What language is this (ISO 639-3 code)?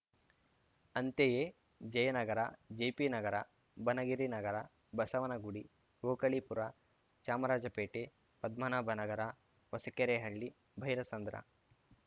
kan